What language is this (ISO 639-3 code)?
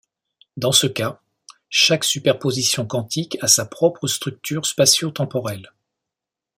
fra